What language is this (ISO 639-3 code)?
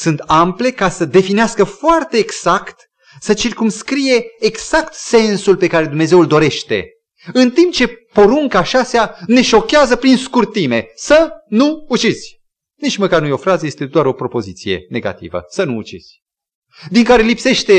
ron